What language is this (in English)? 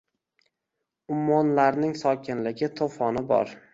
Uzbek